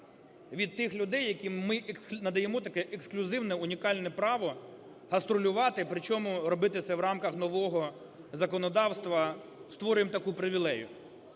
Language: Ukrainian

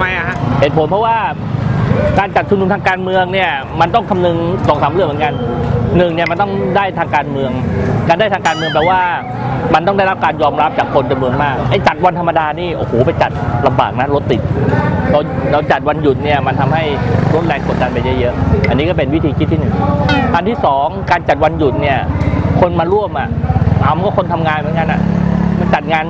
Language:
Thai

